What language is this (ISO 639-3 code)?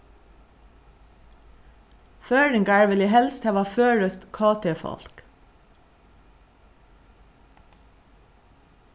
fao